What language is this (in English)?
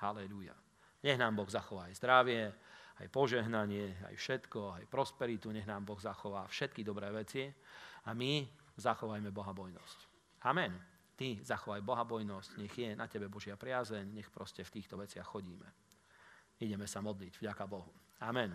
Slovak